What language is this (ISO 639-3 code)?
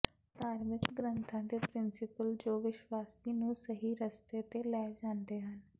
pan